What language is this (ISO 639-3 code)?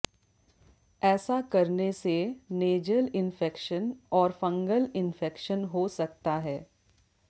hin